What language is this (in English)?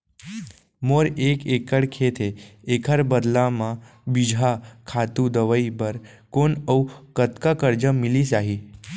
Chhattisgarhi